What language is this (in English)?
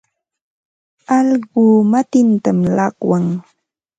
Ambo-Pasco Quechua